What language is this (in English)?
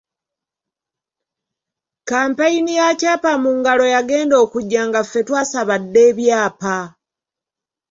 Ganda